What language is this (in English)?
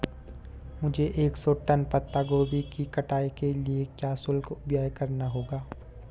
Hindi